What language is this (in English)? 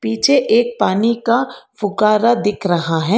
Hindi